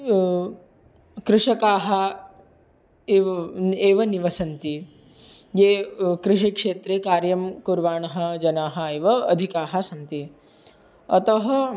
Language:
Sanskrit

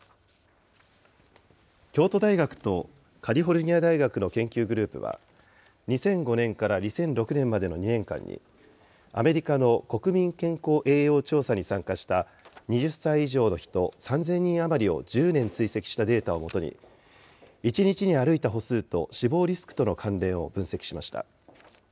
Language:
Japanese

